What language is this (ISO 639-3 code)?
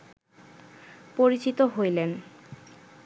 ben